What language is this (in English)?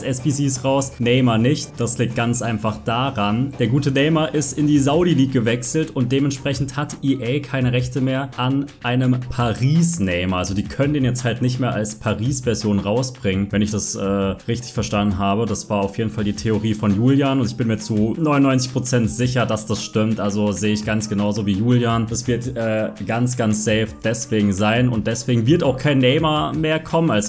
German